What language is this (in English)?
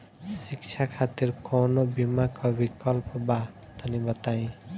Bhojpuri